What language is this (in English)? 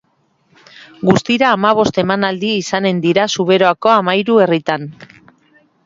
Basque